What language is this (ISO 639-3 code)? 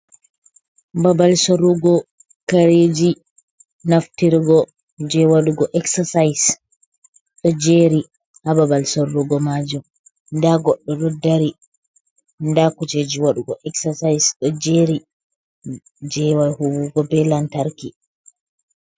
ful